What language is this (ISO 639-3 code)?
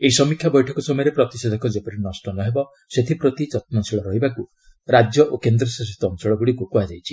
ori